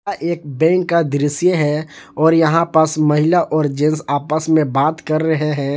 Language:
Hindi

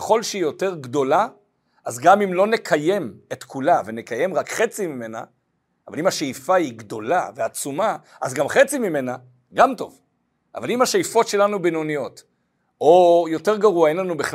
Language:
Hebrew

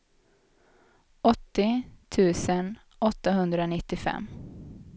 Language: Swedish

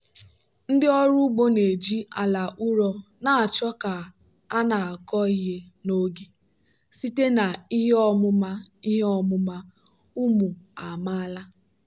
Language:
Igbo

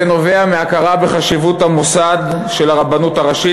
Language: Hebrew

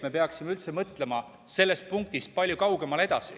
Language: Estonian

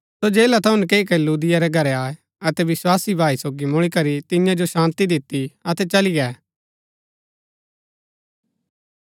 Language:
Gaddi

